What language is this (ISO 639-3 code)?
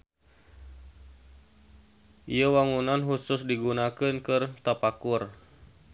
sun